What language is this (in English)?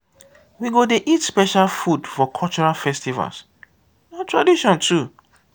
Nigerian Pidgin